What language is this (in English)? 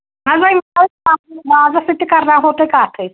Kashmiri